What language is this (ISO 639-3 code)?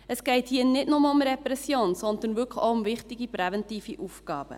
gsw